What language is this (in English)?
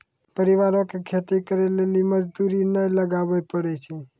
Maithili